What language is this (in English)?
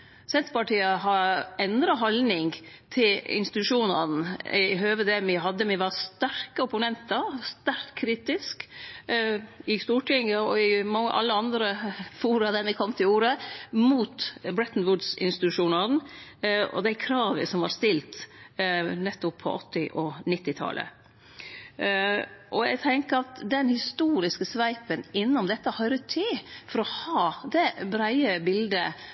Norwegian Nynorsk